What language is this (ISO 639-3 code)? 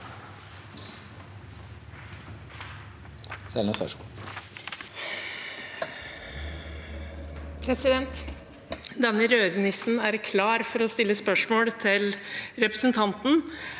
nor